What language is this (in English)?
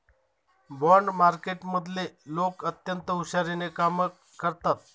Marathi